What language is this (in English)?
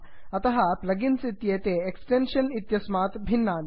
Sanskrit